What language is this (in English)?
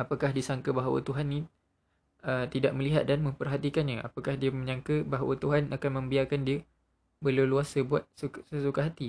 Malay